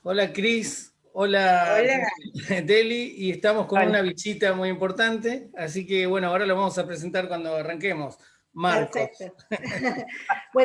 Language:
Spanish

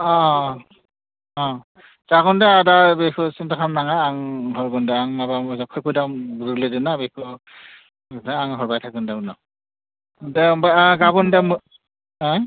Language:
Bodo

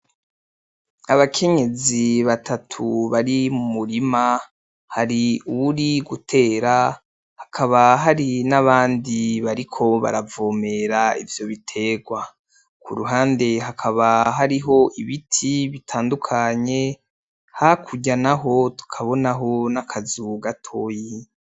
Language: Rundi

